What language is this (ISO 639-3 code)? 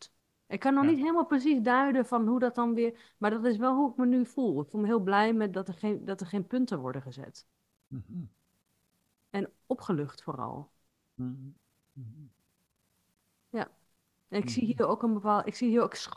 nld